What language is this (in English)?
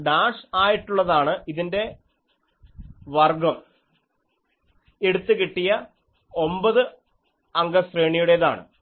Malayalam